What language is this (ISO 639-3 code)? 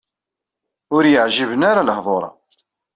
kab